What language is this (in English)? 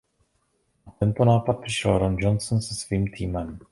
Czech